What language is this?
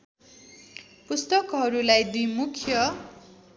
Nepali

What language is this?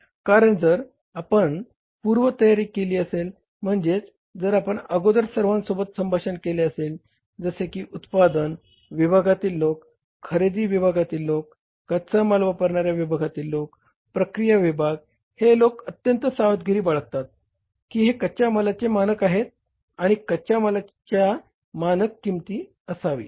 Marathi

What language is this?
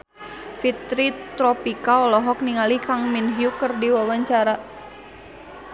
Sundanese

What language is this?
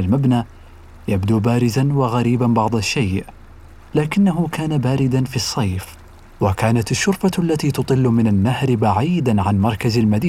Arabic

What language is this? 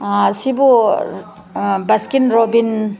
Manipuri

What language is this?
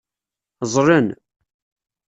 Kabyle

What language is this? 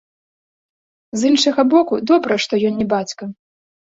Belarusian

